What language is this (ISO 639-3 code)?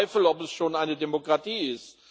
deu